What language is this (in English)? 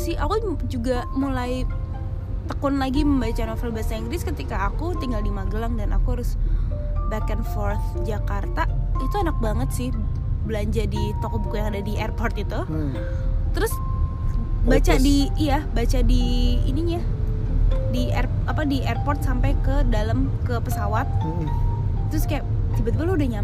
Indonesian